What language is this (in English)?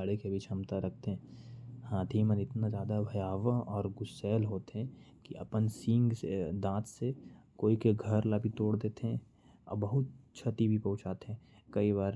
Korwa